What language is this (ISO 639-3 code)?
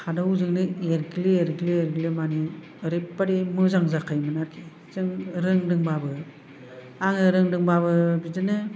brx